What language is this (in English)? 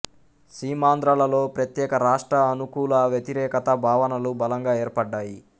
Telugu